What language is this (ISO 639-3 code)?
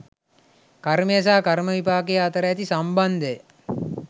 sin